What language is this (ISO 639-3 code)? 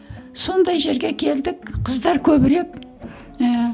kaz